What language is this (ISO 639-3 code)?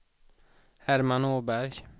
swe